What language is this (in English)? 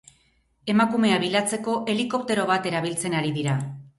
Basque